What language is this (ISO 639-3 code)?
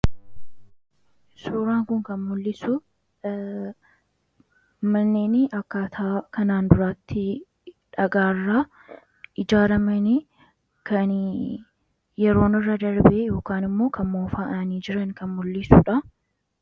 orm